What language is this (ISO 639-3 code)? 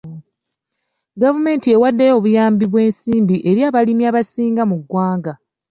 lug